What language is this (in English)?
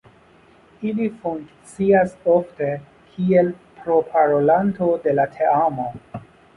Esperanto